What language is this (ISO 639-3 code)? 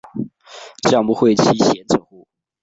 zho